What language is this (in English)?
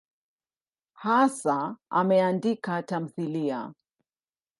Swahili